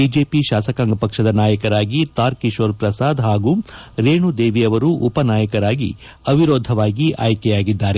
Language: Kannada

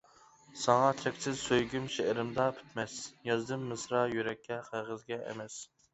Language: Uyghur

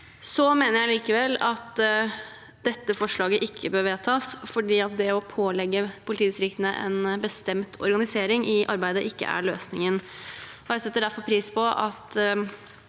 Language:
Norwegian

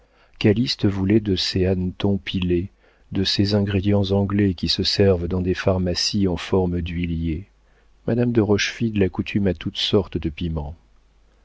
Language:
French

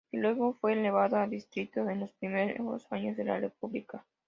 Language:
Spanish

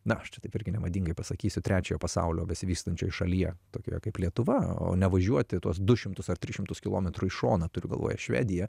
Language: Lithuanian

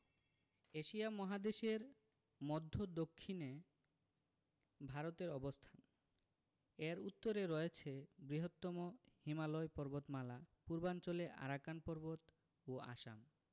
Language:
Bangla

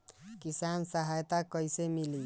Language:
Bhojpuri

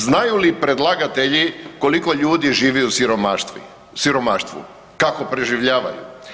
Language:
Croatian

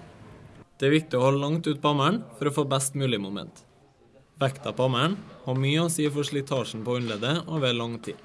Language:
Norwegian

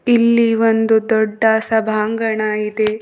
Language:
Kannada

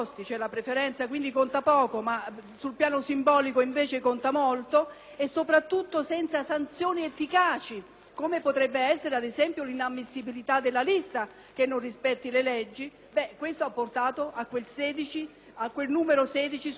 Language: Italian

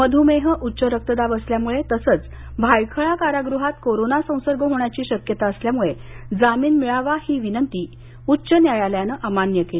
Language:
Marathi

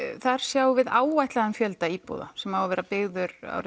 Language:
Icelandic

